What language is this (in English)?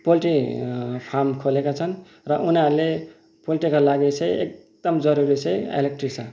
Nepali